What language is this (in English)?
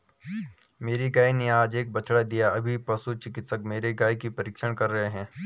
Hindi